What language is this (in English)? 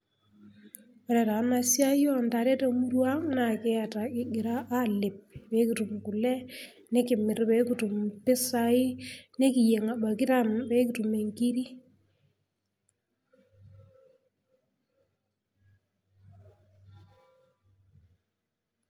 Masai